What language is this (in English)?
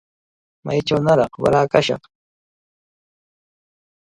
Cajatambo North Lima Quechua